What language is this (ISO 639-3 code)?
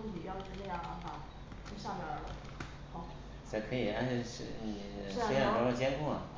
zho